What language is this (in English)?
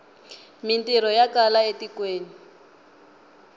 Tsonga